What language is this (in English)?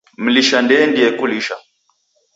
Taita